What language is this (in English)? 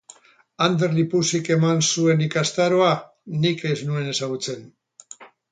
Basque